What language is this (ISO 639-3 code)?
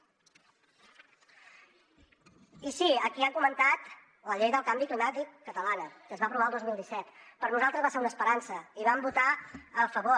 cat